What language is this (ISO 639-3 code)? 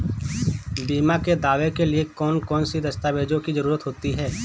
hin